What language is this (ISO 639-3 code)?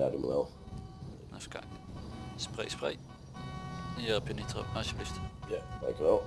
nld